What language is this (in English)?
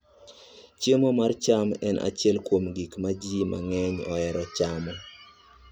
Luo (Kenya and Tanzania)